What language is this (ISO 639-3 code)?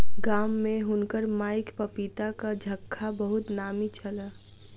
mai